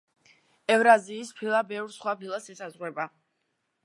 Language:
Georgian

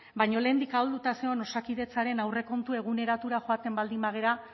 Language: Basque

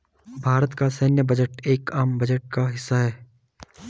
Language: Hindi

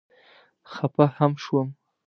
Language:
Pashto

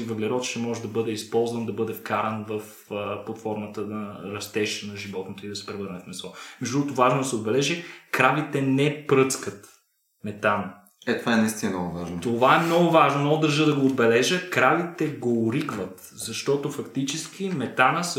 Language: Bulgarian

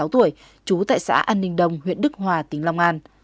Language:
Vietnamese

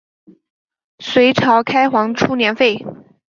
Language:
Chinese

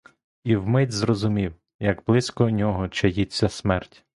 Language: Ukrainian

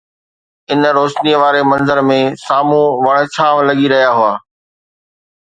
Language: Sindhi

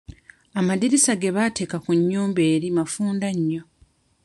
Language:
Ganda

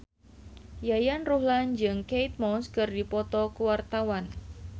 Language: Sundanese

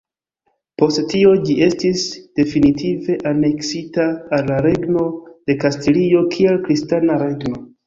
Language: Esperanto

